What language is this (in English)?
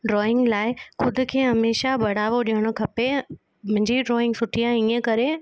Sindhi